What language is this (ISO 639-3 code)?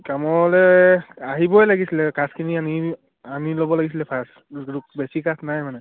asm